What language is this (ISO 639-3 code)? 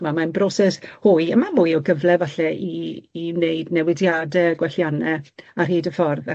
cym